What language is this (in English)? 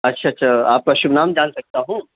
Urdu